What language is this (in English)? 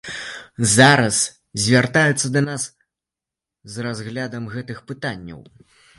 Belarusian